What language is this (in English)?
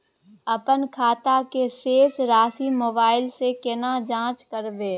Maithili